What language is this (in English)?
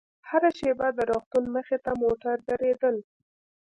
Pashto